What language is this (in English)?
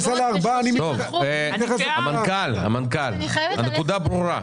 Hebrew